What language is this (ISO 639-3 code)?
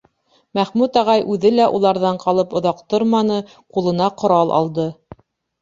bak